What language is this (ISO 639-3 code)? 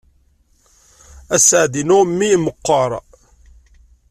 kab